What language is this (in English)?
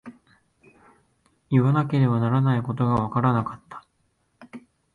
Japanese